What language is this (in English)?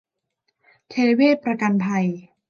Thai